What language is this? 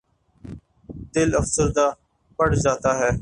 Urdu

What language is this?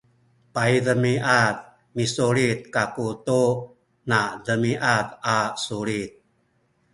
Sakizaya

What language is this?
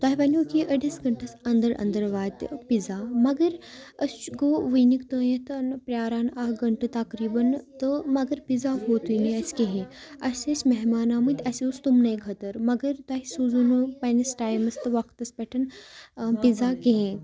Kashmiri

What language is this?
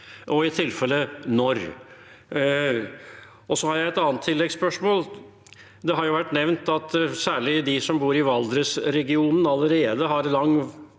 Norwegian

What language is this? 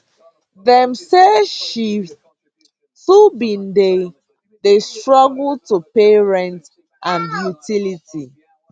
Nigerian Pidgin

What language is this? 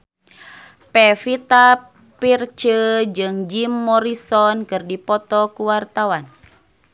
Sundanese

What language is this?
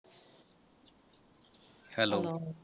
Punjabi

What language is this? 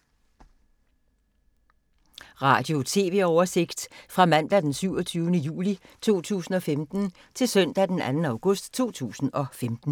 Danish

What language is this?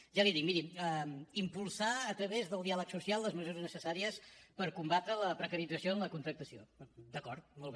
Catalan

